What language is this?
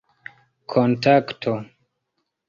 Esperanto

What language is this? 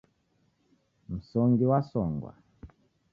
Taita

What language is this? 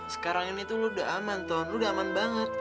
Indonesian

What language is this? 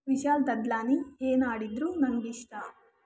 Kannada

